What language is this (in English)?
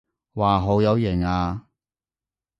Cantonese